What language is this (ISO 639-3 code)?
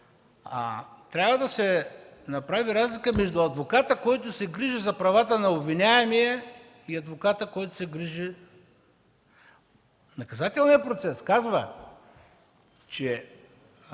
bul